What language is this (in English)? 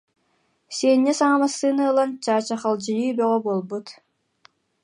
Yakut